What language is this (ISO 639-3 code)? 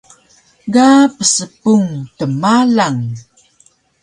trv